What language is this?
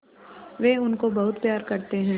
Hindi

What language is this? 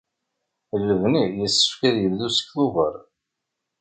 Kabyle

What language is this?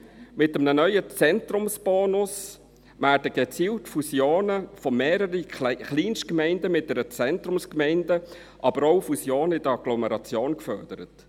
Swiss German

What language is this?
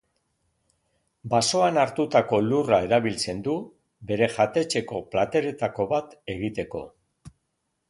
Basque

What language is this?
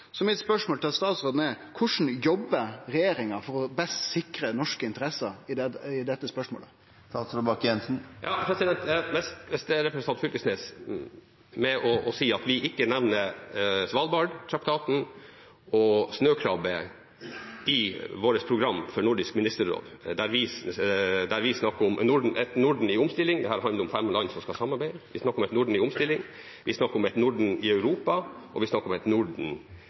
Norwegian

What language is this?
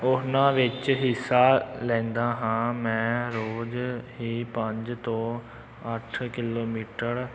Punjabi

